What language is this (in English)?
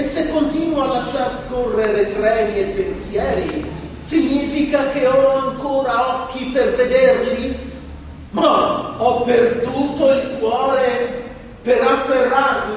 Italian